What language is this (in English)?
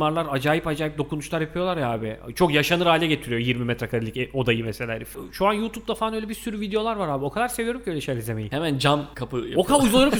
Turkish